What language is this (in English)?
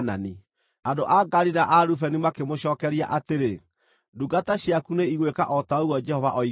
Kikuyu